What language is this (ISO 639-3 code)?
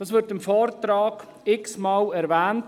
gsw